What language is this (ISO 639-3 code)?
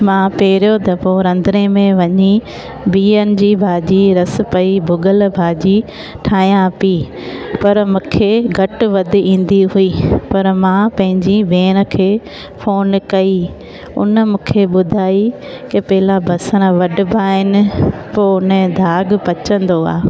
snd